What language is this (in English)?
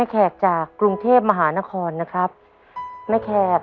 Thai